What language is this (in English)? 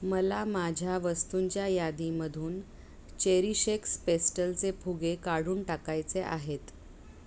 Marathi